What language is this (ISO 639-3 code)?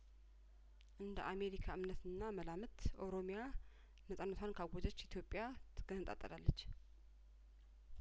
amh